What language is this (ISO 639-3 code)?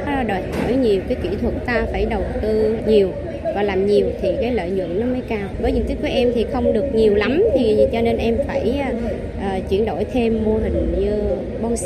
vie